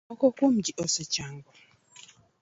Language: Luo (Kenya and Tanzania)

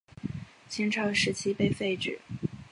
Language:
Chinese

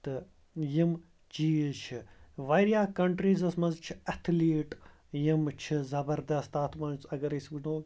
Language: Kashmiri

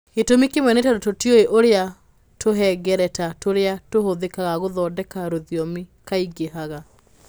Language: Kikuyu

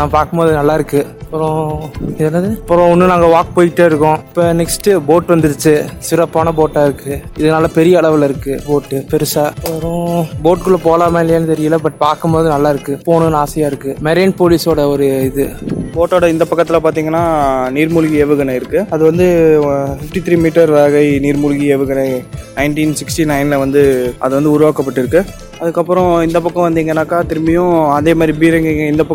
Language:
Tamil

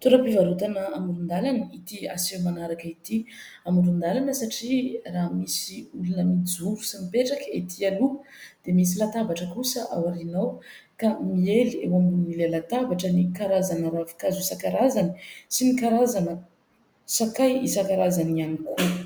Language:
Malagasy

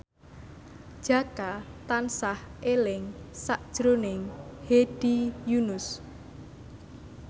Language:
Javanese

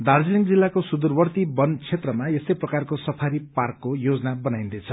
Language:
Nepali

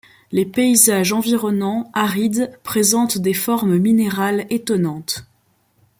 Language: French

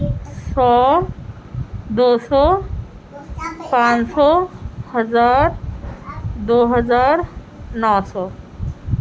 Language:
Urdu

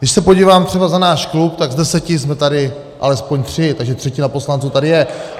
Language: Czech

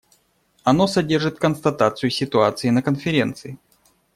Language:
Russian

